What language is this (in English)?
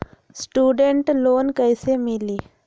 Magahi